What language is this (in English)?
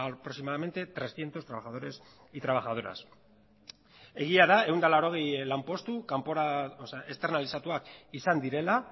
Basque